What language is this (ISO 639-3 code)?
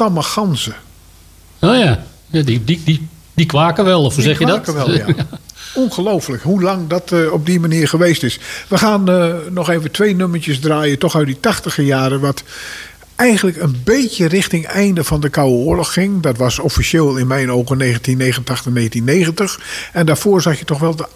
nld